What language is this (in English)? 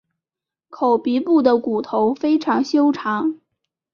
Chinese